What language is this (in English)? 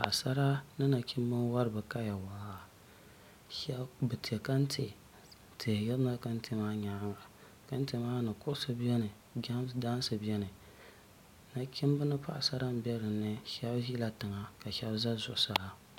Dagbani